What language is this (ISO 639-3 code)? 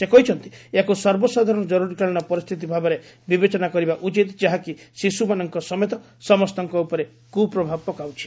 ori